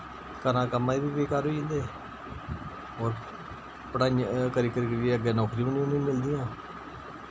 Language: Dogri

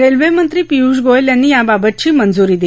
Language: Marathi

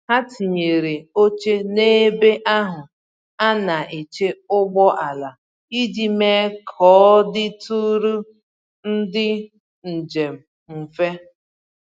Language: Igbo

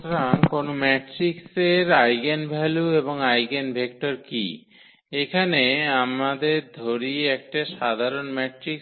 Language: Bangla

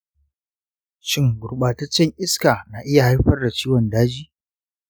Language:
Hausa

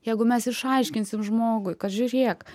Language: Lithuanian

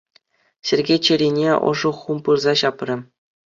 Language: Chuvash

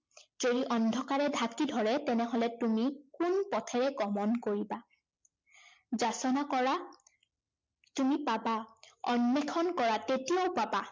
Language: Assamese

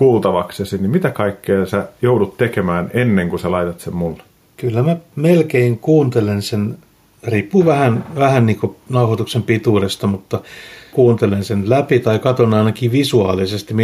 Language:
Finnish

